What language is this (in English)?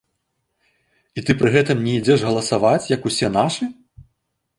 Belarusian